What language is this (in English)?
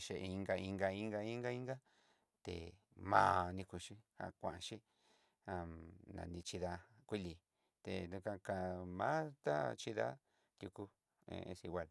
Southeastern Nochixtlán Mixtec